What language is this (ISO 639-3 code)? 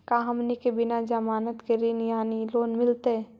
mag